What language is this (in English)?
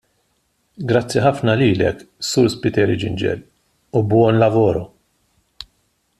Maltese